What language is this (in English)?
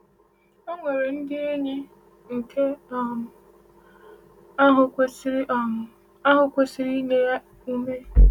Igbo